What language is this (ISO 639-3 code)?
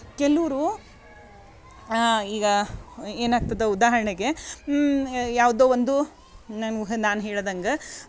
kan